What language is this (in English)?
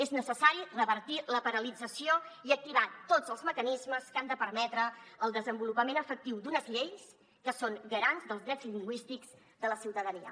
Catalan